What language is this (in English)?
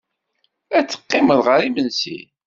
Kabyle